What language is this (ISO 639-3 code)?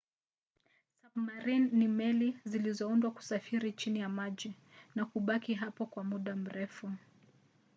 swa